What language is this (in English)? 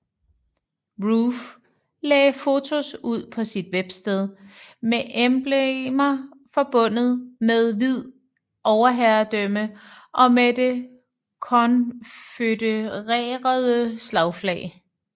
Danish